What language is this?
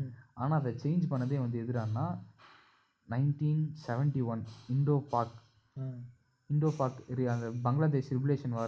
Tamil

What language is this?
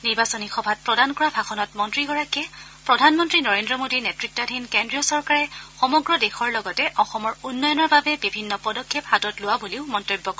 Assamese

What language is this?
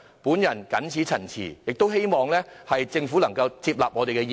Cantonese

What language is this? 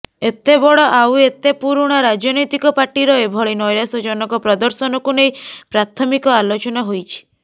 Odia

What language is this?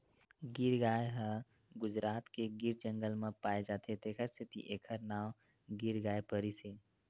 Chhattisgarhi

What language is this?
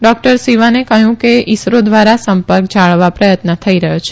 Gujarati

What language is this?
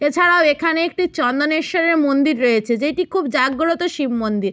Bangla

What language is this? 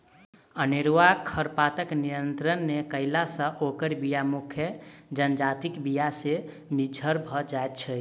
Maithili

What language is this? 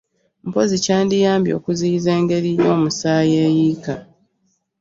Ganda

